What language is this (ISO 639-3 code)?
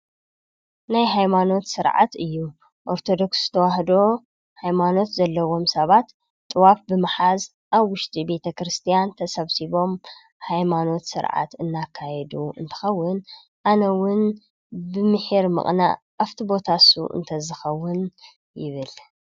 tir